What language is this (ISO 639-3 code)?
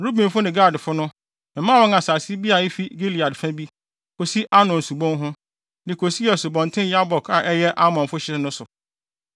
aka